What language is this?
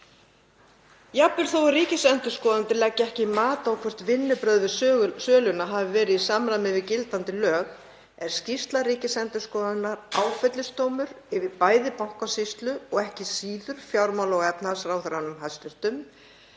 Icelandic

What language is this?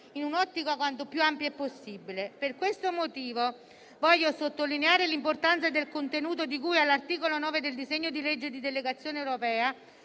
Italian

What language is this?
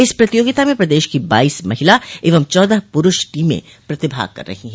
Hindi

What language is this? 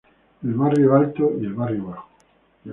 Spanish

